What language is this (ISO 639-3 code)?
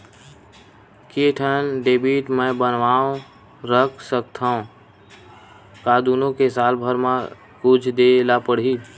hne